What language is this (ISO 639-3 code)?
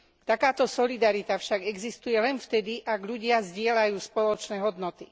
slk